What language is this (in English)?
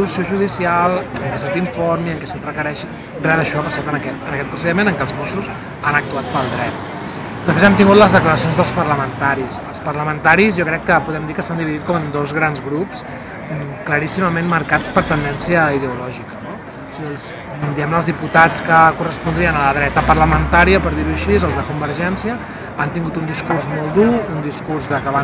Spanish